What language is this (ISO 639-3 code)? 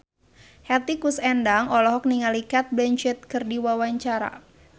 sun